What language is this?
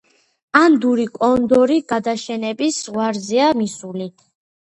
Georgian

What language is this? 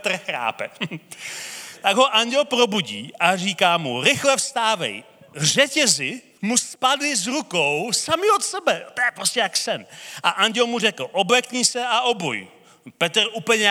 Czech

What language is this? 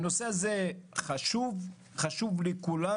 Hebrew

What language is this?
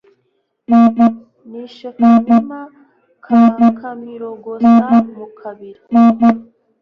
Kinyarwanda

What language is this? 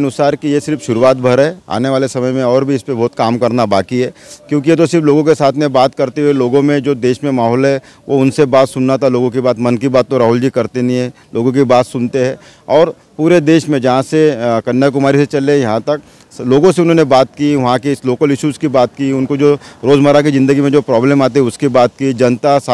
Hindi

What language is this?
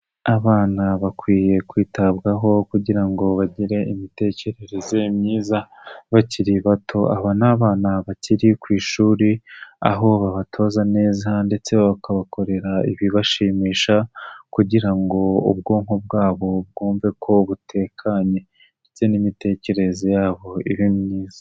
Kinyarwanda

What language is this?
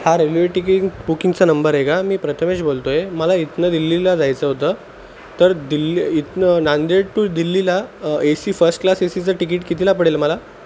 Marathi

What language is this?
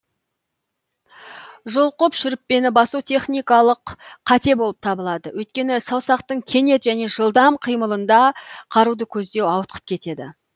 Kazakh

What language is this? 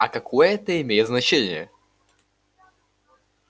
Russian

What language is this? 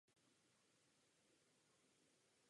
Czech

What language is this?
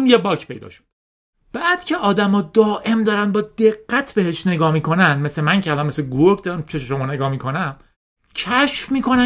Persian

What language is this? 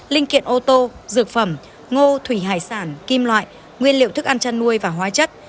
Vietnamese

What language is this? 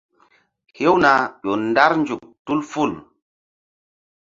Mbum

